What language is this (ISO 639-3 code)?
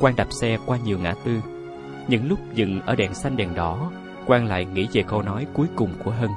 vie